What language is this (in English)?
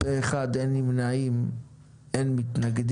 Hebrew